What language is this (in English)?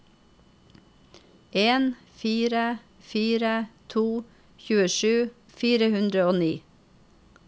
Norwegian